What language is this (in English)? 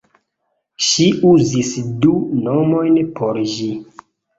Esperanto